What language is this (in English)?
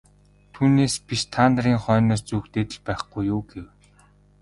Mongolian